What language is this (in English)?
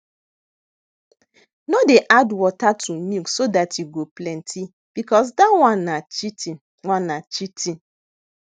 Nigerian Pidgin